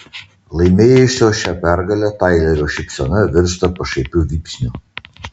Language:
Lithuanian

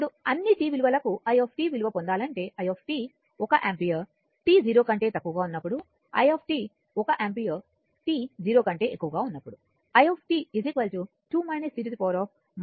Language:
Telugu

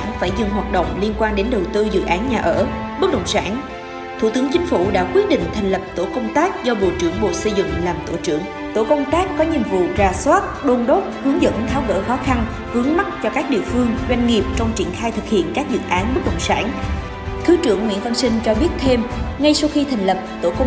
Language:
Vietnamese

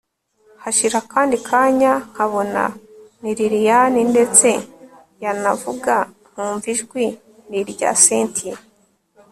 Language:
Kinyarwanda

